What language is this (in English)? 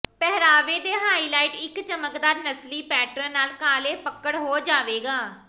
Punjabi